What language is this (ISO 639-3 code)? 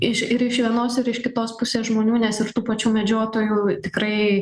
lit